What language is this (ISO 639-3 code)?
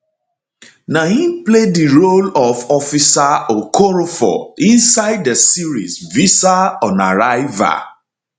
pcm